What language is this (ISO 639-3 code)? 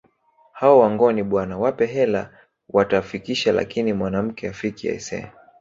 swa